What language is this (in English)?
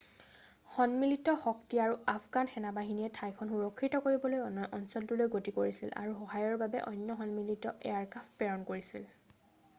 Assamese